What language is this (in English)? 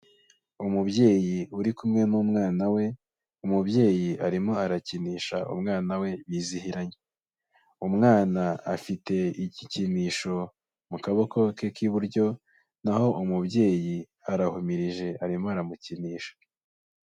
Kinyarwanda